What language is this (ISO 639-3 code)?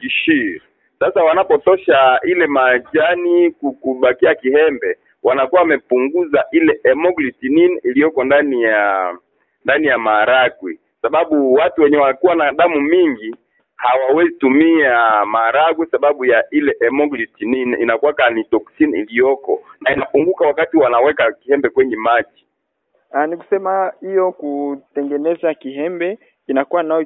swa